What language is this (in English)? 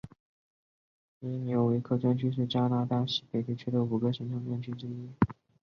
Chinese